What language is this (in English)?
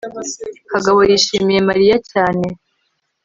Kinyarwanda